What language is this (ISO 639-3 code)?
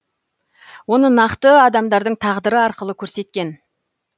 kaz